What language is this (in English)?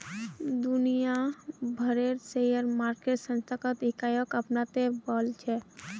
Magahi